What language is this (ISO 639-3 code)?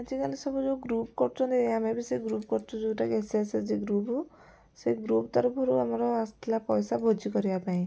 ori